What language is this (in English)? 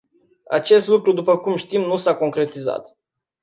Romanian